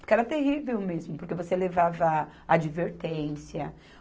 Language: Portuguese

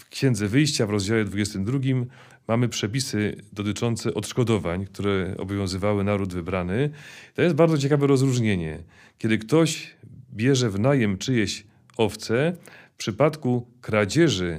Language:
Polish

